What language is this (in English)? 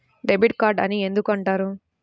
Telugu